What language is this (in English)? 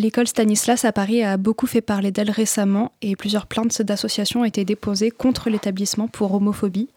French